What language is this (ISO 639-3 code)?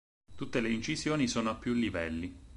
ita